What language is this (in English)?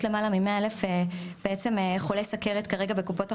Hebrew